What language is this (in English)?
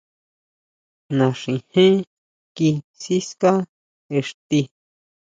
Huautla Mazatec